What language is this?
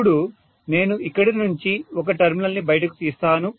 Telugu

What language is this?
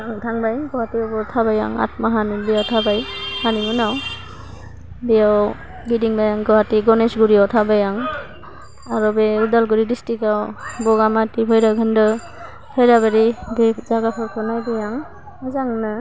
Bodo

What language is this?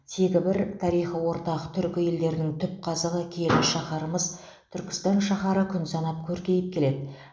Kazakh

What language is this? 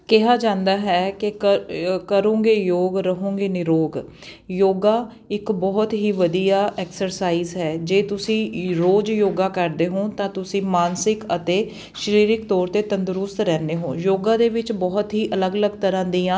Punjabi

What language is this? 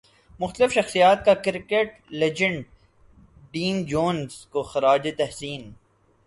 Urdu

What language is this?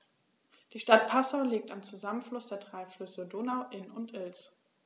German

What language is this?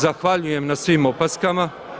Croatian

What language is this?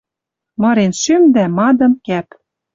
Western Mari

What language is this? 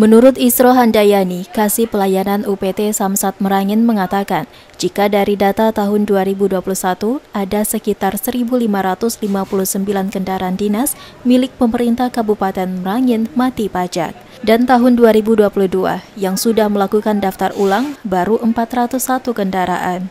Indonesian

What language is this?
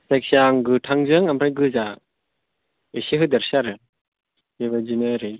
Bodo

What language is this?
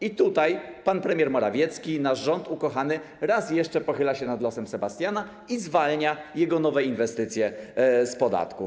Polish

